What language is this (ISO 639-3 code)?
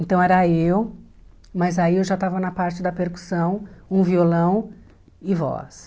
por